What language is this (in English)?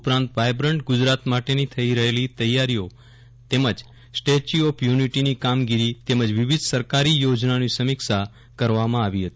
Gujarati